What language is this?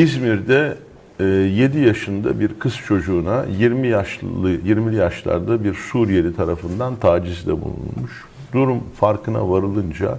Turkish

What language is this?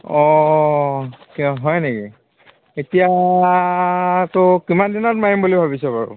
Assamese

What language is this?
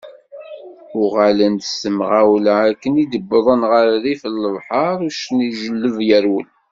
Kabyle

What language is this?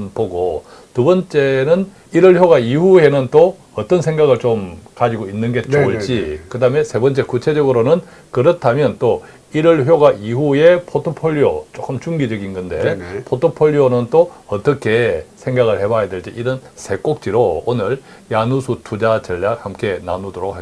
Korean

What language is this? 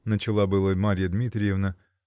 Russian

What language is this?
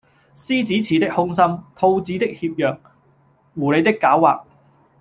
Cantonese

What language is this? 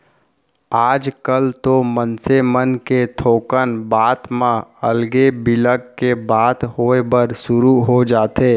Chhattisgarhi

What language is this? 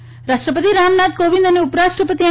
Gujarati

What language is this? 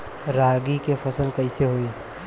Bhojpuri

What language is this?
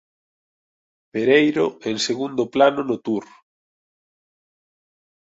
Galician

